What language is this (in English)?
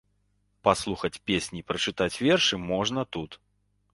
Belarusian